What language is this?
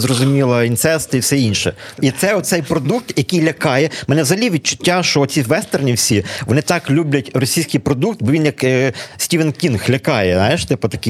Ukrainian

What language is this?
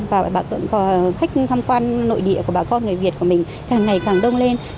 Vietnamese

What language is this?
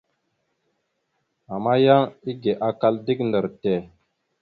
Mada (Cameroon)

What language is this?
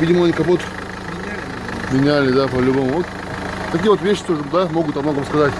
Russian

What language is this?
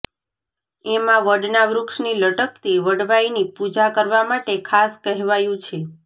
Gujarati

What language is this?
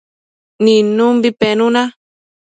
Matsés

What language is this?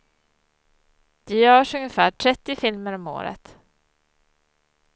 Swedish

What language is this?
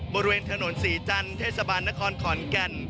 Thai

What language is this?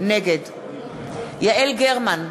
Hebrew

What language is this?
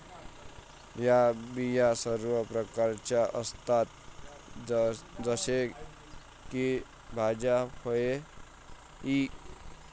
Marathi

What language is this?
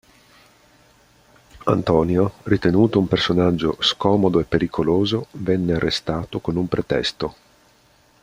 Italian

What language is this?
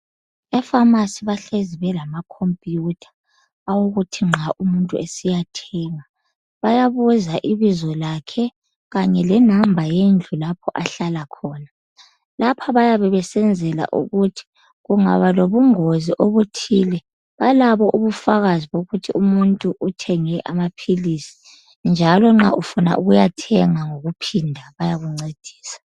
North Ndebele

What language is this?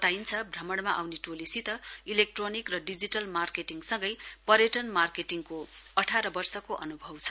Nepali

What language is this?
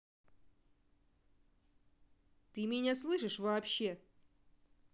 Russian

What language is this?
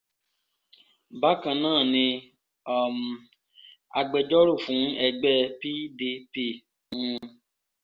Yoruba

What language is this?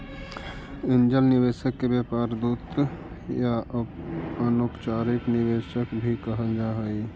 Magahi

